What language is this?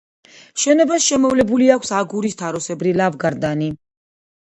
Georgian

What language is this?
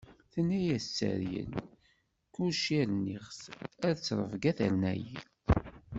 Kabyle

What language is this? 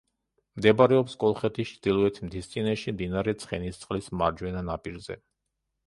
Georgian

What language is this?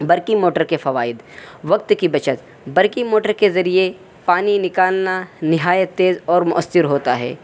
Urdu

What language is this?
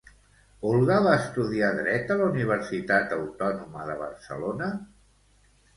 Catalan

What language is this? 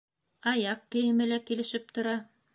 Bashkir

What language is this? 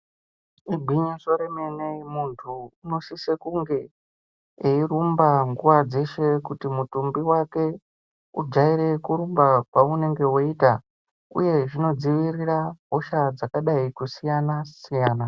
Ndau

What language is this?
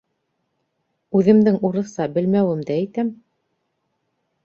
Bashkir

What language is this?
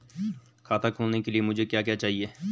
Hindi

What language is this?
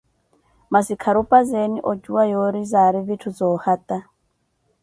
Koti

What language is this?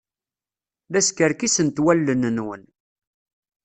Kabyle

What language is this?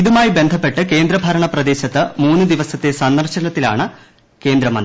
Malayalam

